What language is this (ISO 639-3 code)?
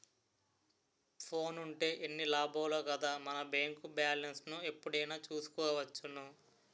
tel